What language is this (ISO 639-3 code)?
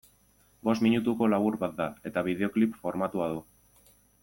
eus